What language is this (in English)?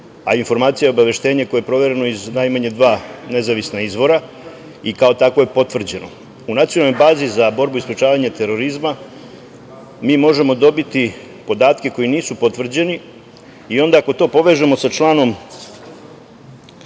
Serbian